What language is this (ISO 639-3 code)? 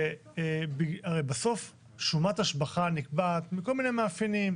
heb